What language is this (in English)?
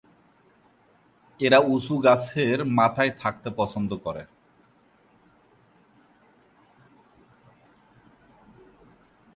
Bangla